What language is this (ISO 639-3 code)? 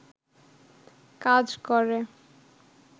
ben